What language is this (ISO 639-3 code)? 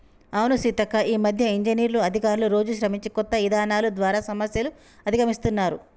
tel